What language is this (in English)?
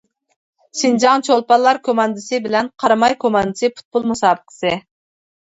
Uyghur